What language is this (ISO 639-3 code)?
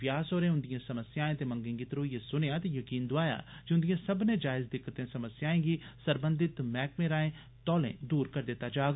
doi